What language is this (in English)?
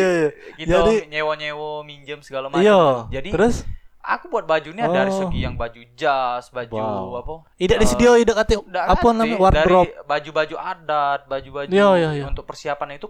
Indonesian